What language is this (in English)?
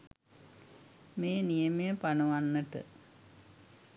Sinhala